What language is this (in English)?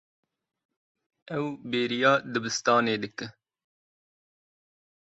Kurdish